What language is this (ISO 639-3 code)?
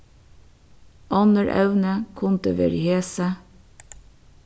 fao